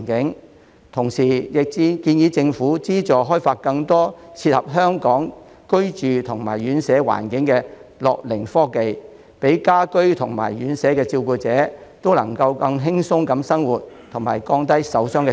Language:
Cantonese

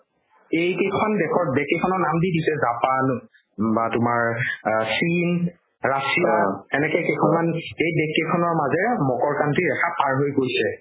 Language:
Assamese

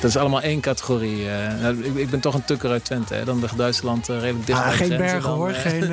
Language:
Dutch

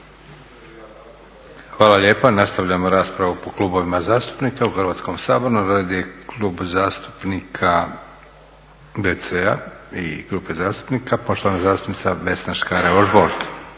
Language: Croatian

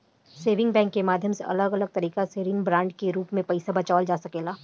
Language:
Bhojpuri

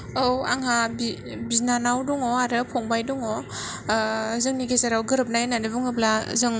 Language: Bodo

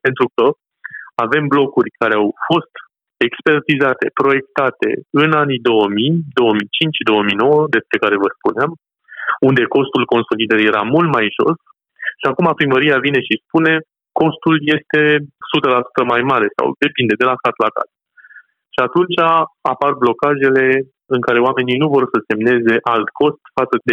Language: Romanian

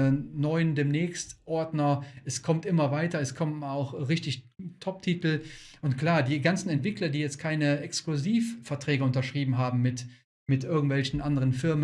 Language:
German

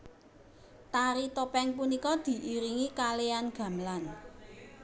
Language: Javanese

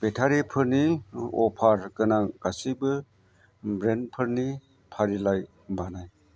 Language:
Bodo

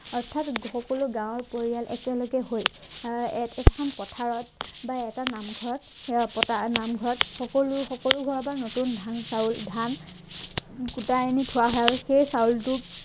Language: Assamese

